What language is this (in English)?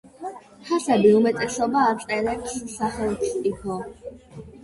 Georgian